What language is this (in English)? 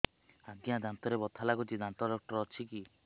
Odia